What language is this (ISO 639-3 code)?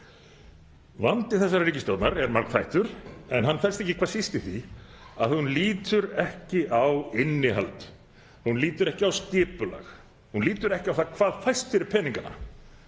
isl